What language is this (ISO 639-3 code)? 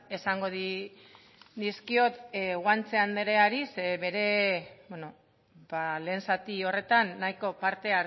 eus